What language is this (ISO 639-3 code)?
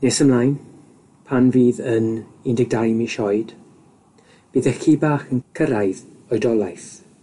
cym